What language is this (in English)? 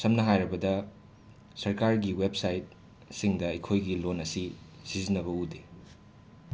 Manipuri